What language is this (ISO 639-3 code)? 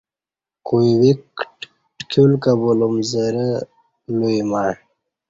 bsh